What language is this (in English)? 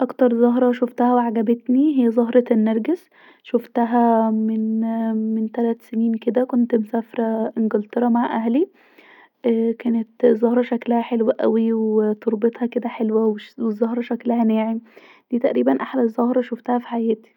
Egyptian Arabic